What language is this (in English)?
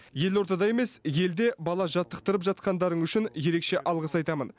Kazakh